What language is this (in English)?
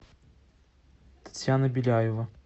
Russian